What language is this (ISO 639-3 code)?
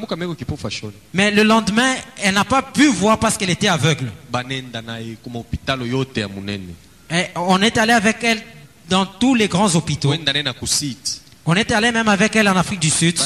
fra